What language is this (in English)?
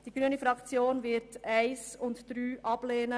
Swiss German